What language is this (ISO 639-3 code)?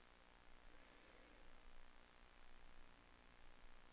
dan